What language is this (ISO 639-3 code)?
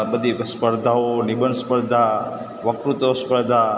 guj